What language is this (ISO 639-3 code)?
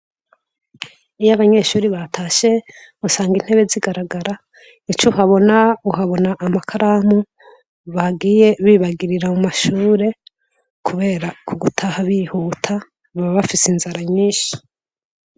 run